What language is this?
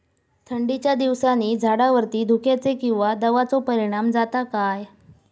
Marathi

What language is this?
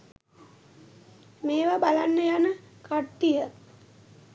Sinhala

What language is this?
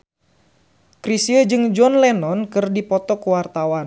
Sundanese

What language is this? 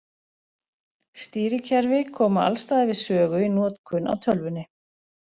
Icelandic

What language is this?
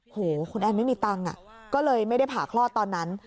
Thai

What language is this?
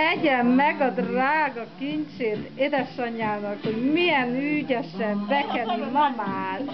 Hungarian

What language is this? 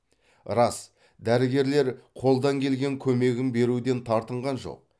Kazakh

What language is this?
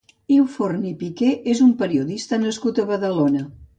Catalan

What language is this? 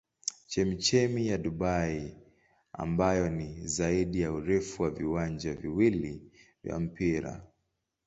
Swahili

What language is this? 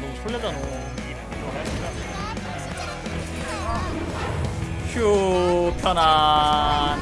Korean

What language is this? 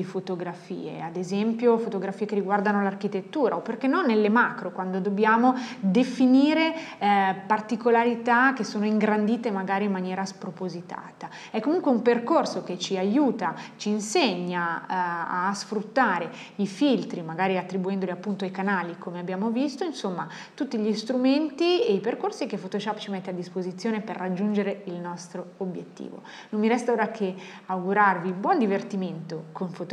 Italian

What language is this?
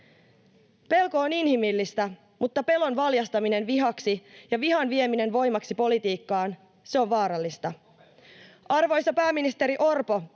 Finnish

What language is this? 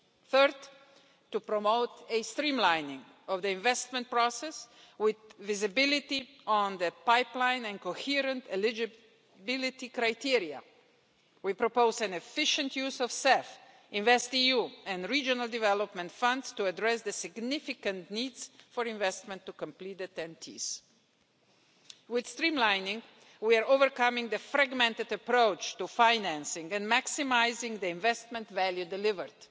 English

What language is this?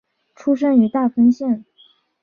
Chinese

